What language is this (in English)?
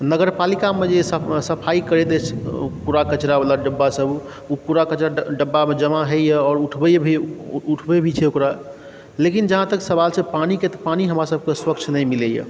Maithili